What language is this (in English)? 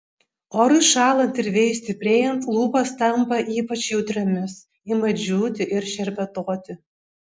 Lithuanian